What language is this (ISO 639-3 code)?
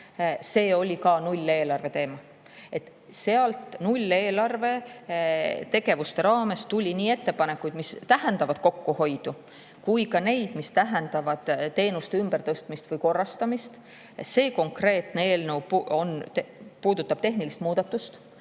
est